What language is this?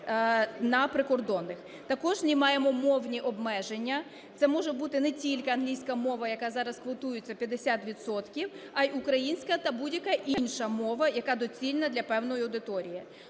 Ukrainian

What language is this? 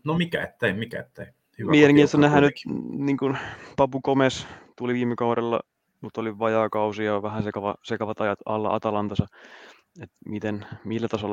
Finnish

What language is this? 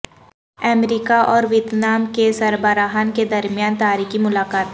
Urdu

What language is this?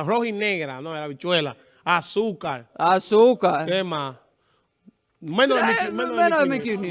Spanish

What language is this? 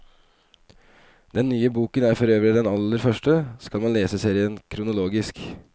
Norwegian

